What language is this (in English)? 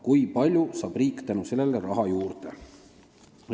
Estonian